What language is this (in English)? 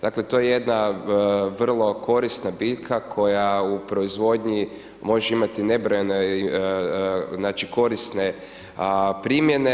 Croatian